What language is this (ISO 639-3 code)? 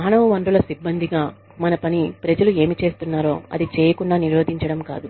tel